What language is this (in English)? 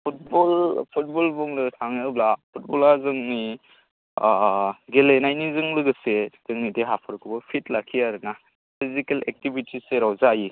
Bodo